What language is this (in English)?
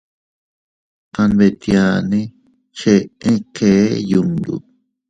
Teutila Cuicatec